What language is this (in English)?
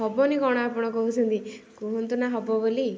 Odia